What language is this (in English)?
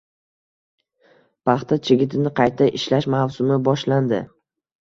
Uzbek